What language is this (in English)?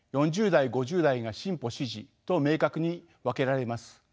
Japanese